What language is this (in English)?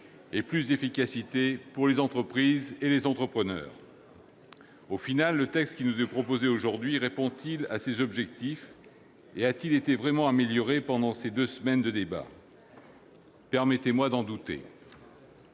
French